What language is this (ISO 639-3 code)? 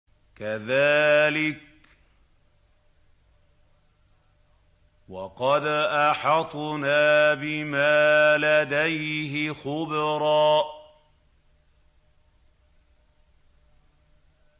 ara